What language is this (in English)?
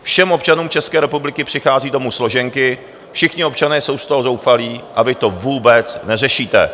Czech